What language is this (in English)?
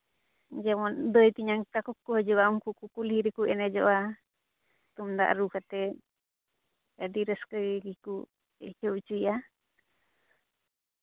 Santali